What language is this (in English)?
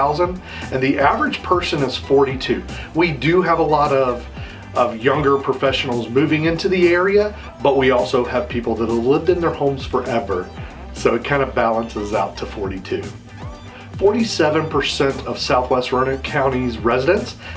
English